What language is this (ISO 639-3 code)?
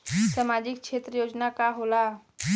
bho